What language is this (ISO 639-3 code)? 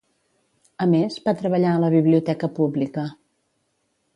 cat